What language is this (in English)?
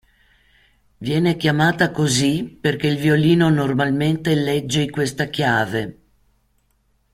Italian